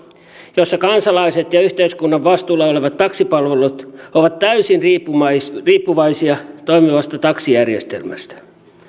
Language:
Finnish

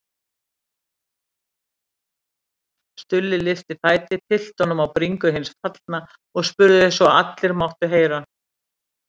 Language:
Icelandic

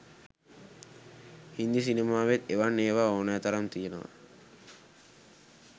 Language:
Sinhala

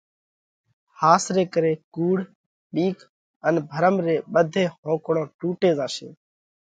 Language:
Parkari Koli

